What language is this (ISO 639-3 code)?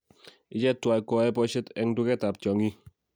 kln